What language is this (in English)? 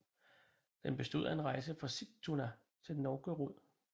Danish